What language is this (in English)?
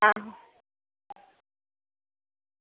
Dogri